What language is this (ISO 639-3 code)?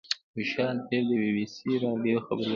pus